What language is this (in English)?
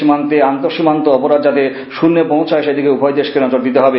Bangla